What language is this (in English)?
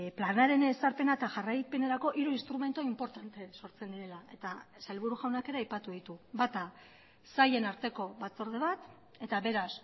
Basque